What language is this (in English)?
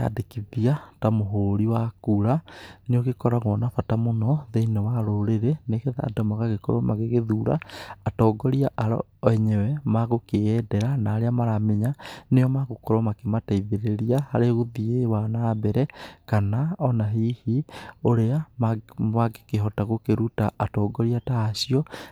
Kikuyu